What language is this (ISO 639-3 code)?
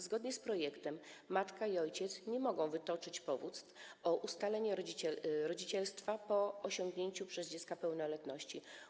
pol